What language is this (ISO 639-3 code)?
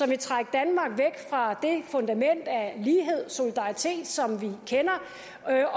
dan